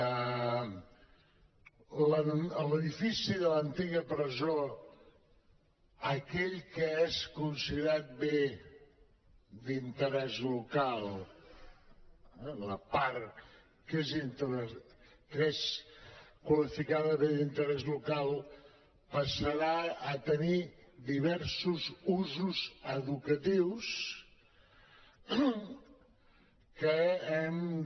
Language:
Catalan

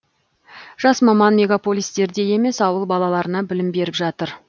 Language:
Kazakh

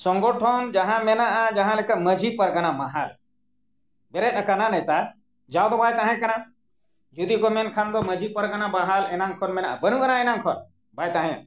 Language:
Santali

